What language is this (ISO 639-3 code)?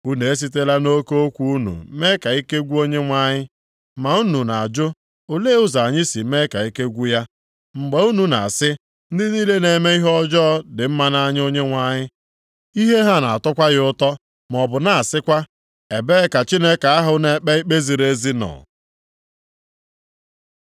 ibo